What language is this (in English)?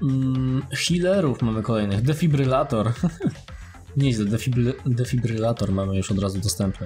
Polish